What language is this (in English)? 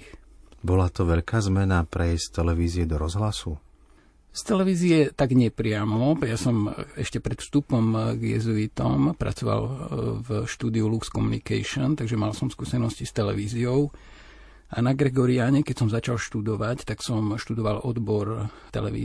Slovak